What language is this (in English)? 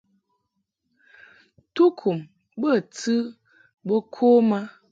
Mungaka